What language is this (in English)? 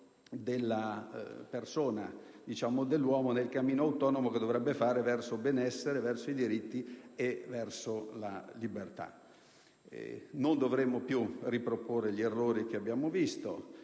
Italian